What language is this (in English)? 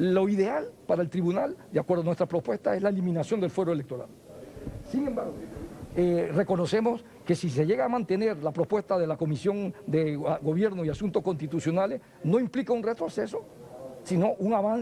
Spanish